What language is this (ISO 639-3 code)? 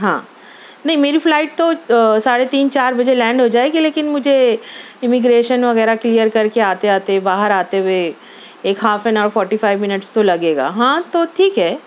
urd